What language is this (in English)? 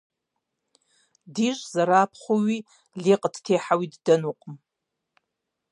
Kabardian